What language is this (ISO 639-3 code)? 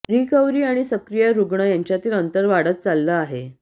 mar